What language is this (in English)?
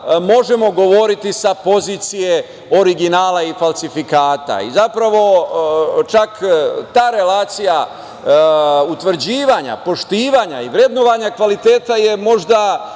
Serbian